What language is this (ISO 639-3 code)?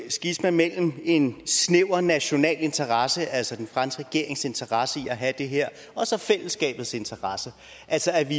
dan